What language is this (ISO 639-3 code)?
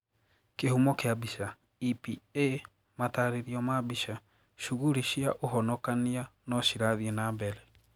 kik